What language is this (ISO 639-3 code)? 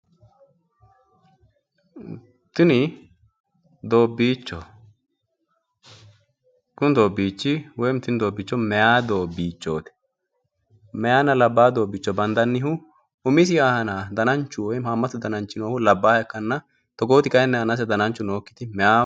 sid